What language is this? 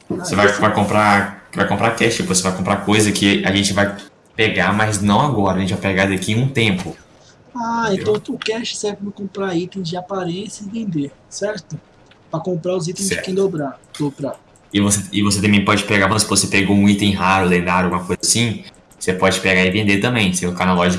Portuguese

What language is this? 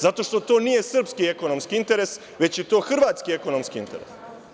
Serbian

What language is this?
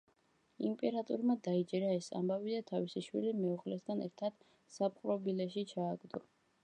Georgian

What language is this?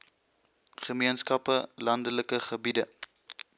Afrikaans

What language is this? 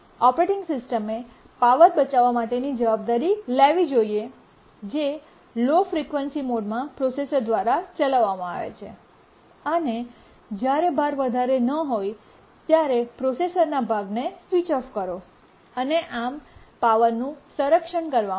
Gujarati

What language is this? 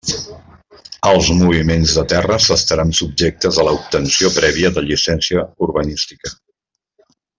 Catalan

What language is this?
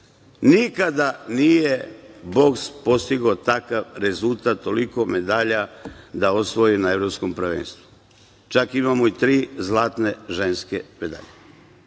Serbian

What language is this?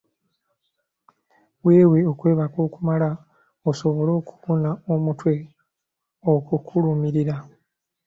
Ganda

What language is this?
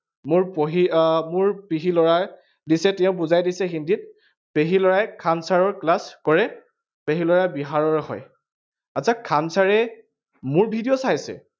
Assamese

